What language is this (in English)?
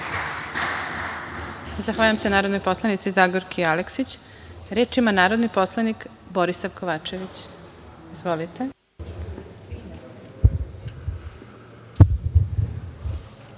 Serbian